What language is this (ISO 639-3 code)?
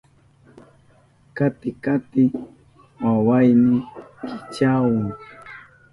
qup